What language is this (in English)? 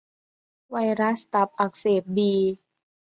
Thai